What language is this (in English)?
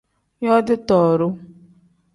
Tem